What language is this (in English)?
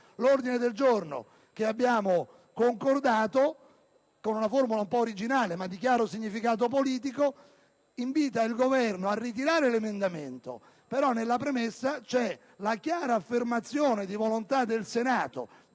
Italian